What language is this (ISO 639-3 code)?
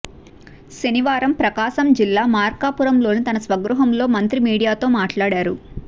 tel